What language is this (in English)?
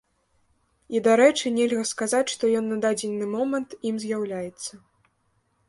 Belarusian